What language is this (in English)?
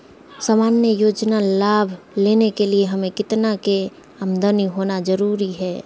Magahi